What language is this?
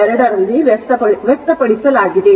Kannada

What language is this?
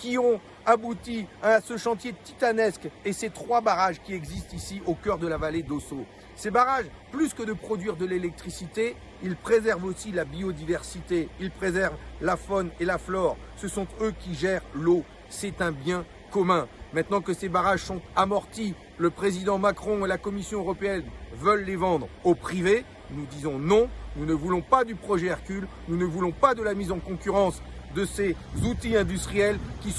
French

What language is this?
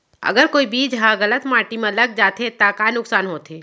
Chhattisgarhi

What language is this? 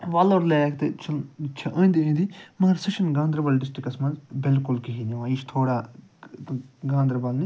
Kashmiri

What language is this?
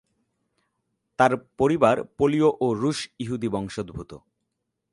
Bangla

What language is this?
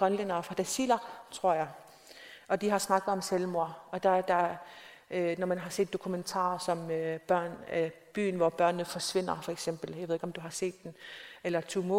Danish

